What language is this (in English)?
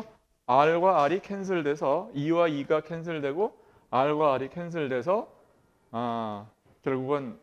Korean